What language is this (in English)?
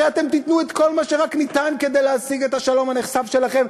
Hebrew